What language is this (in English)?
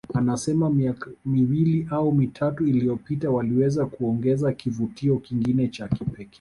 Swahili